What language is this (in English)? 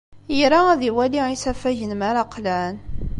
Kabyle